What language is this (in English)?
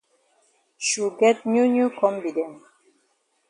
Cameroon Pidgin